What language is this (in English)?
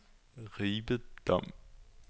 Danish